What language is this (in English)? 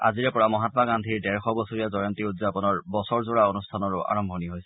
Assamese